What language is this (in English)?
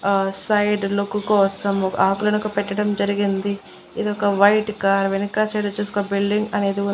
Telugu